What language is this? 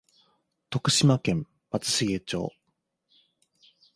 Japanese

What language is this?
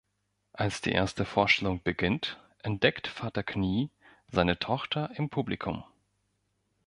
German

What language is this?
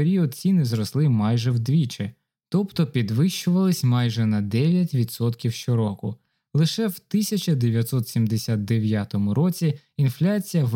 Ukrainian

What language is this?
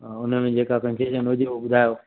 Sindhi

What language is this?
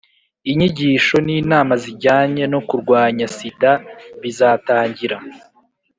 Kinyarwanda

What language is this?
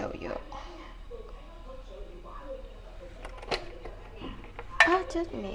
Vietnamese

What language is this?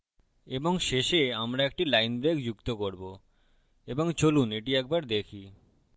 Bangla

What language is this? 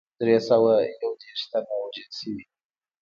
Pashto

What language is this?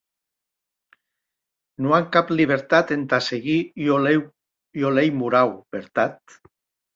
Occitan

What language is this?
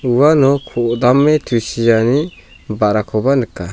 Garo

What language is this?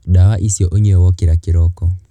Kikuyu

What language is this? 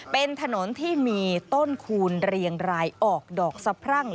Thai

